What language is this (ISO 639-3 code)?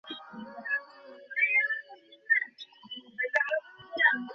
ben